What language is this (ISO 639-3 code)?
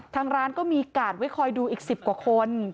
tha